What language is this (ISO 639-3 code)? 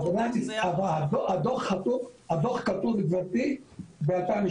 heb